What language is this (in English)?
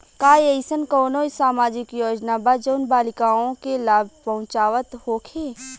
Bhojpuri